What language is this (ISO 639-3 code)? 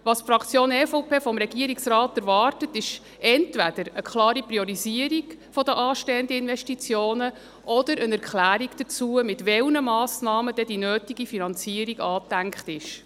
gsw